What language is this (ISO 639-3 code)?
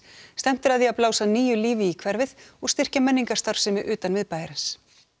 isl